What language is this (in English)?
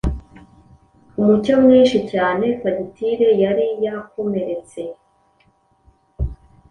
Kinyarwanda